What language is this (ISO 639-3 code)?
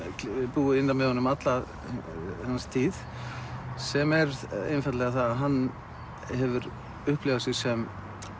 isl